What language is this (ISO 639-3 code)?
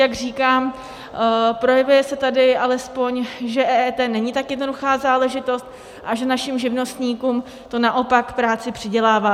ces